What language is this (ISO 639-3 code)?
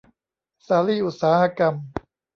tha